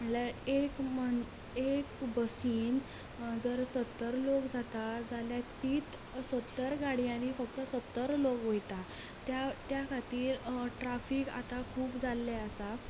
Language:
Konkani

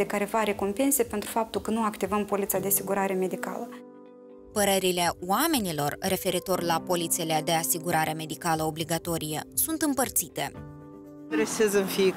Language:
Romanian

